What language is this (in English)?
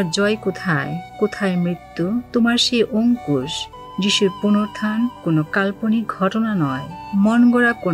Romanian